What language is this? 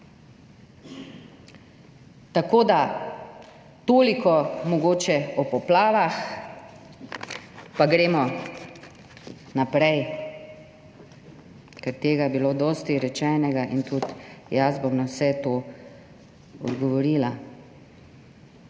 Slovenian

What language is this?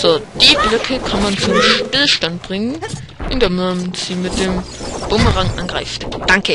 German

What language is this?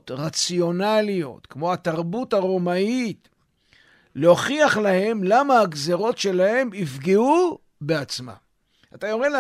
Hebrew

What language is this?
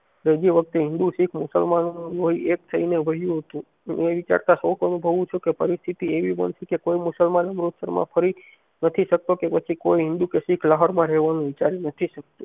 Gujarati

